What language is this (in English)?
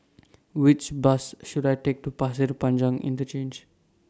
English